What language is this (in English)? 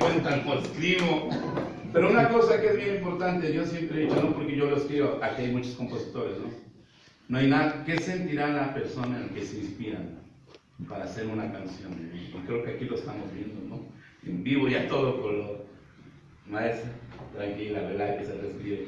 Spanish